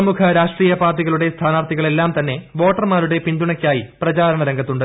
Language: Malayalam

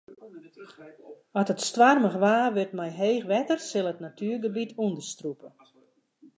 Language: Western Frisian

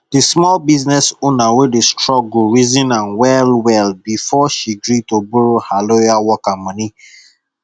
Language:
Nigerian Pidgin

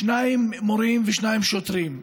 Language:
Hebrew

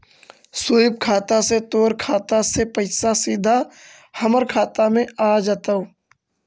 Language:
Magahi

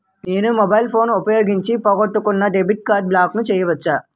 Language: Telugu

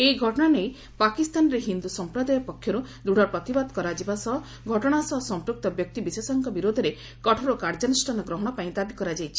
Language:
Odia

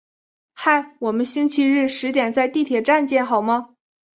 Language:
Chinese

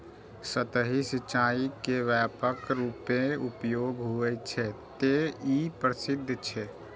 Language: Maithili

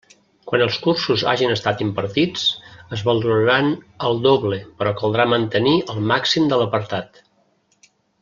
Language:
Catalan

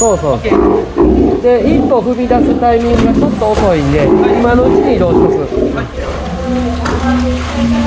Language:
Japanese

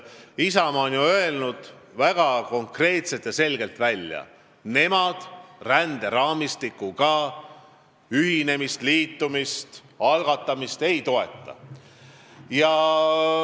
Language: Estonian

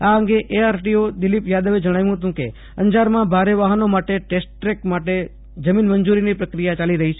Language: Gujarati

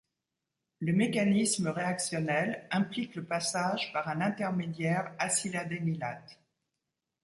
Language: French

